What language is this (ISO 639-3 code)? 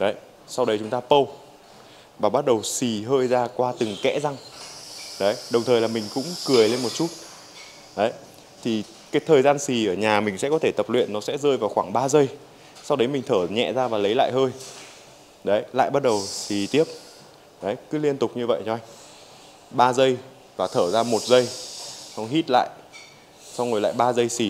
vie